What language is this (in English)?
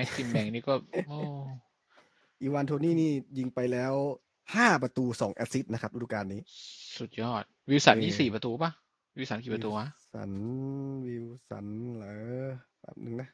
Thai